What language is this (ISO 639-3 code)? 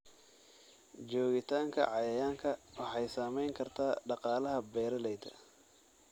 som